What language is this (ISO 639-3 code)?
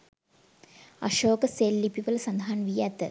sin